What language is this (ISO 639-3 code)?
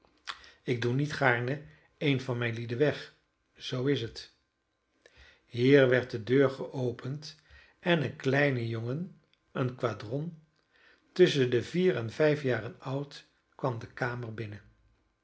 nld